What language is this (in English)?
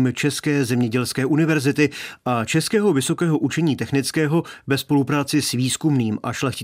Czech